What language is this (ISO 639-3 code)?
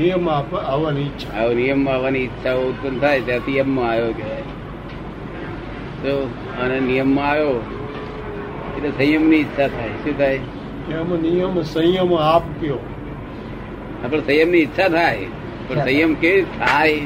guj